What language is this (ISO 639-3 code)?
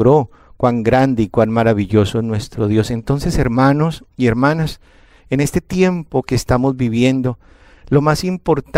spa